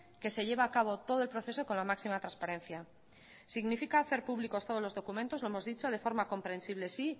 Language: Spanish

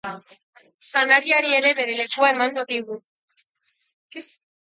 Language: Basque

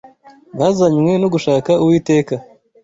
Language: Kinyarwanda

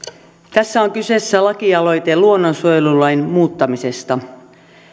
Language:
Finnish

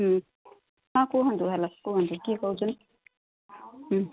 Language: Odia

